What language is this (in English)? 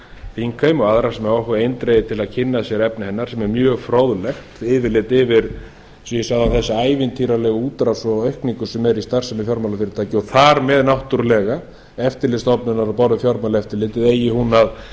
Icelandic